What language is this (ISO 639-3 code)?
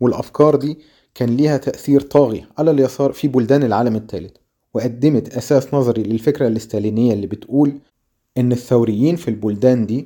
ara